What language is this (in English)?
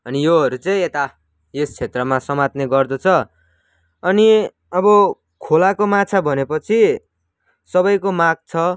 Nepali